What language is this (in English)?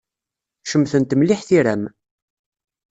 Kabyle